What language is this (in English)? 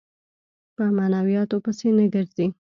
Pashto